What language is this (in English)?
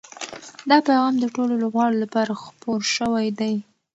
Pashto